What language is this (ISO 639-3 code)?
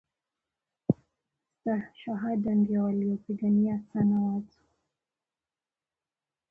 swa